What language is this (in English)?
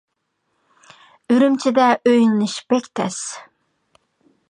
Uyghur